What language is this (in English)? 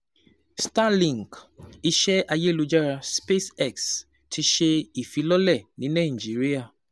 Yoruba